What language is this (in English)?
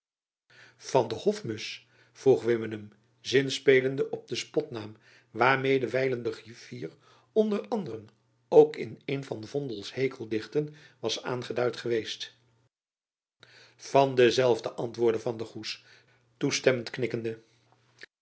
Dutch